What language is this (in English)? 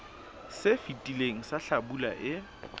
Southern Sotho